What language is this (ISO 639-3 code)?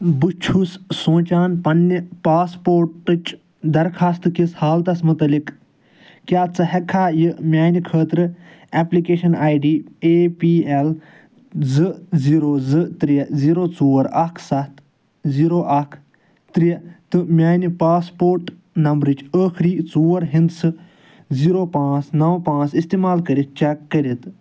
kas